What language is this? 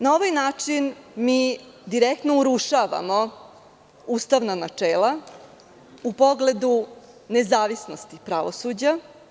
Serbian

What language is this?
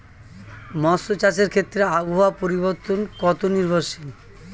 Bangla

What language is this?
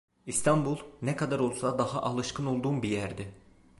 Turkish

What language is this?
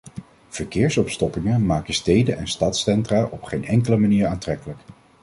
Dutch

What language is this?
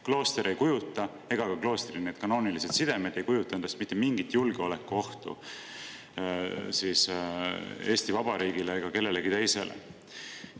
Estonian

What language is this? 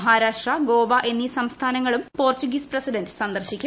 Malayalam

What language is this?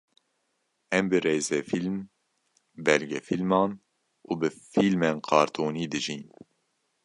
Kurdish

